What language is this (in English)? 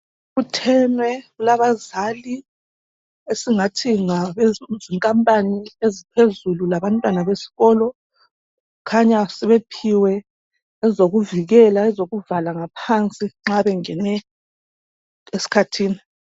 North Ndebele